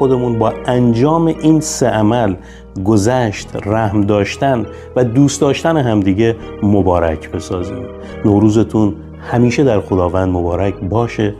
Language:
Persian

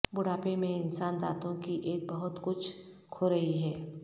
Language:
Urdu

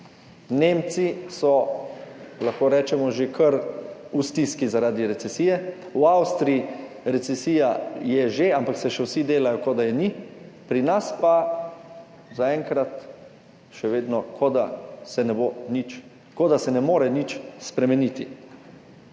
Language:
Slovenian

